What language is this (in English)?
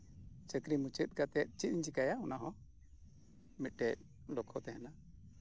Santali